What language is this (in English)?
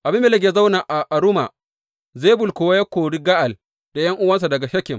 Hausa